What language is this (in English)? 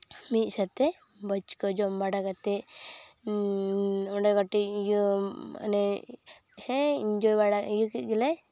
Santali